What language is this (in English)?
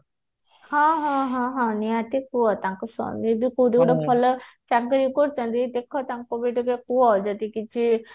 Odia